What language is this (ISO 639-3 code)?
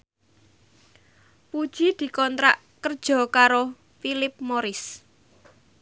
jav